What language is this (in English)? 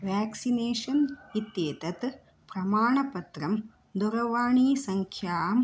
Sanskrit